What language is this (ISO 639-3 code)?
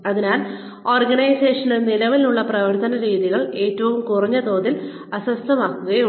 mal